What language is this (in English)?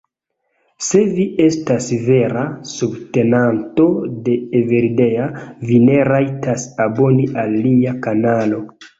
Esperanto